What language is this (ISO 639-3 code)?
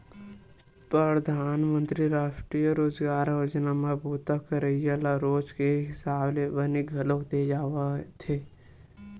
hne